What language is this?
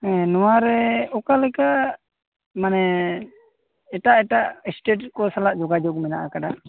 Santali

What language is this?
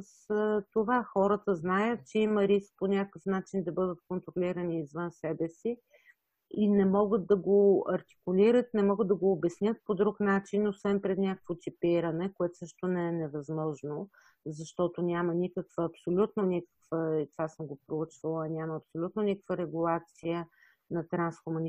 Bulgarian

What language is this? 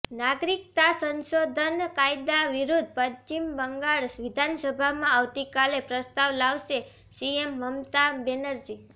Gujarati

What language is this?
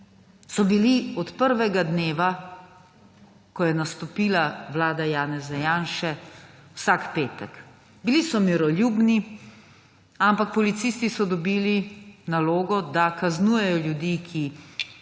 Slovenian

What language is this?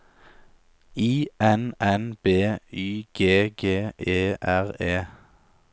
Norwegian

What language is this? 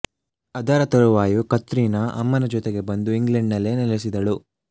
Kannada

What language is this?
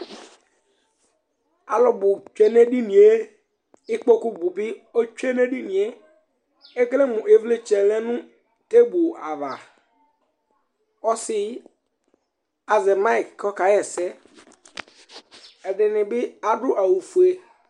Ikposo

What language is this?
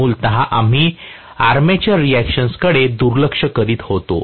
Marathi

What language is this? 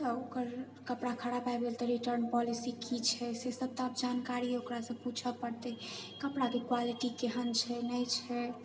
Maithili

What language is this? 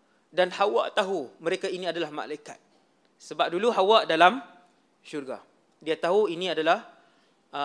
Malay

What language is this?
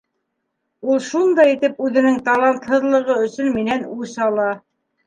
Bashkir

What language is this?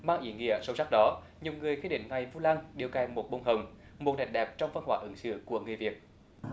Vietnamese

